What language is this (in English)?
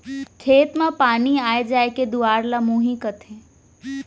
Chhattisgarhi